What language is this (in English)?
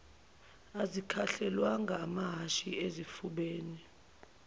Zulu